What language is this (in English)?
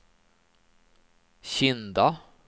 Swedish